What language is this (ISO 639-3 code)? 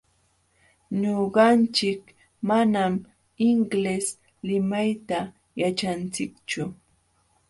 qxw